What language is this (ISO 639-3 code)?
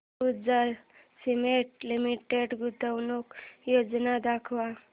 mar